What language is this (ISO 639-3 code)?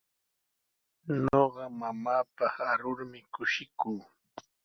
qws